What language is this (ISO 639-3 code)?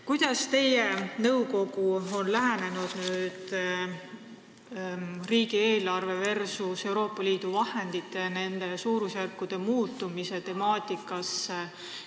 est